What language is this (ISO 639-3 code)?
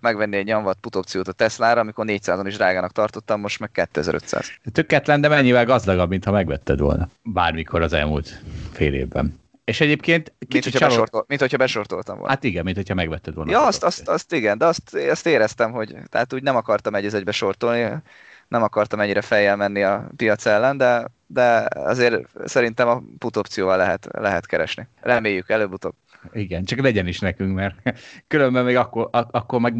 hun